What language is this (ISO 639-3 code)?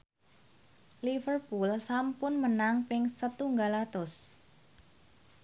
jav